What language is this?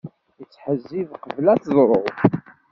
Kabyle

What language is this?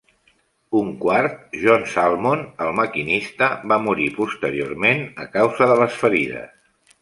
Catalan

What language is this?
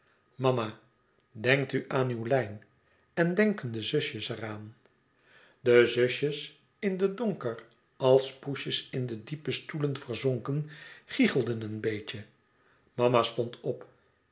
Dutch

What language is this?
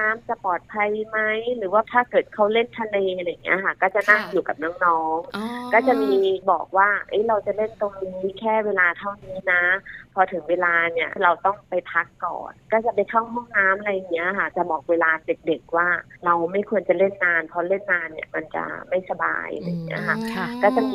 Thai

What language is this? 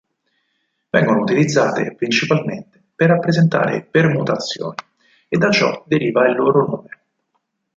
Italian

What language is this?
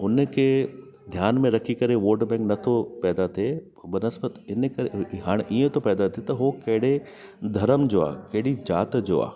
Sindhi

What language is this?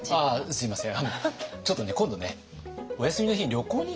Japanese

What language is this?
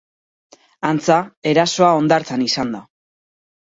Basque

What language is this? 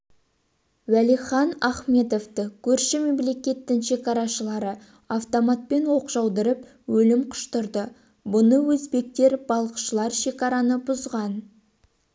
Kazakh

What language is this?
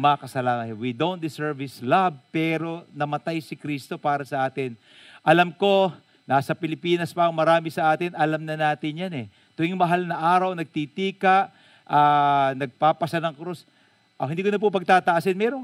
Filipino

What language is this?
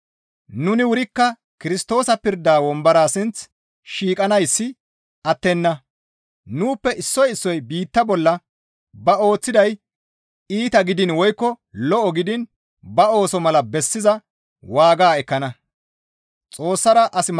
Gamo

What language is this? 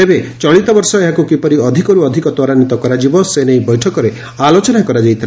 Odia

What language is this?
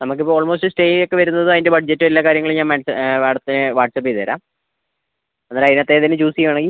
Malayalam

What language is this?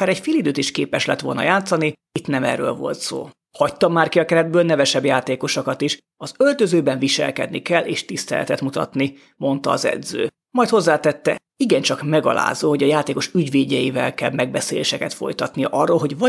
Hungarian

